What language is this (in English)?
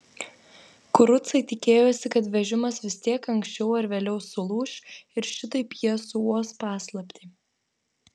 Lithuanian